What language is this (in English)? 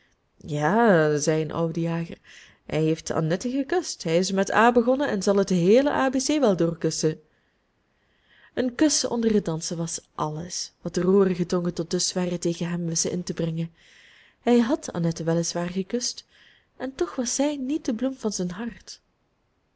Dutch